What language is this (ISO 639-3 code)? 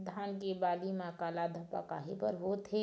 hne